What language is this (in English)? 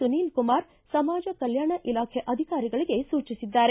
Kannada